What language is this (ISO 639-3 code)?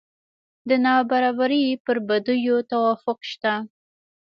pus